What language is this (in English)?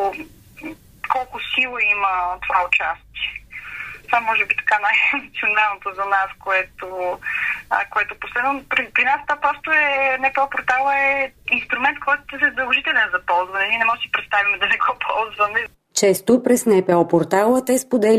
Bulgarian